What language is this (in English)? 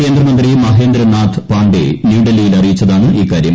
Malayalam